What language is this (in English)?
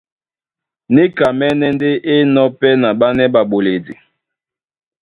Duala